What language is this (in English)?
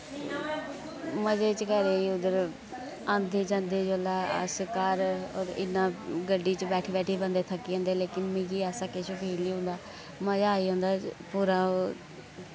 Dogri